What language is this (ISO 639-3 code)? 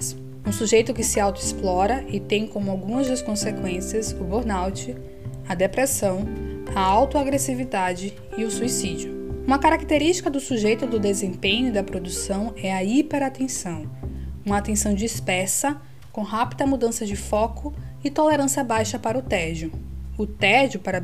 por